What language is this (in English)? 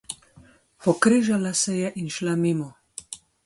Slovenian